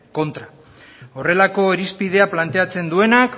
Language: Basque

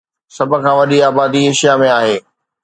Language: Sindhi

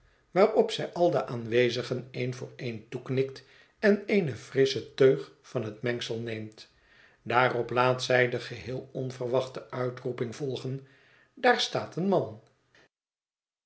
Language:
Dutch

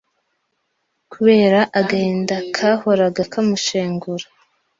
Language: Kinyarwanda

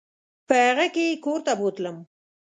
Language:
Pashto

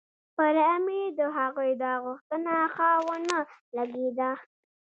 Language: Pashto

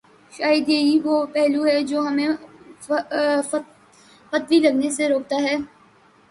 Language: Urdu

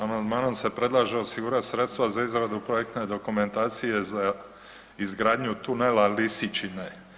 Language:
Croatian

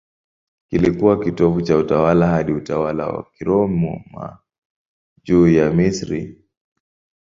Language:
Swahili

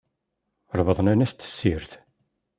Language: Kabyle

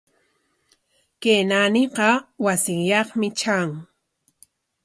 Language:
Corongo Ancash Quechua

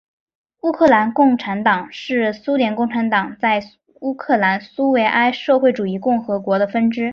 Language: Chinese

